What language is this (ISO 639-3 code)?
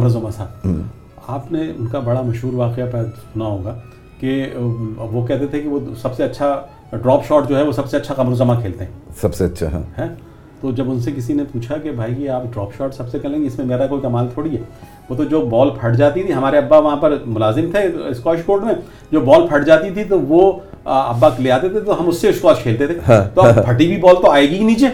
urd